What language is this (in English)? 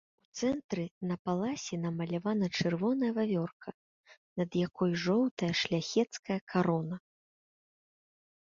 Belarusian